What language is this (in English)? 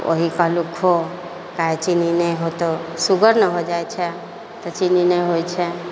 Maithili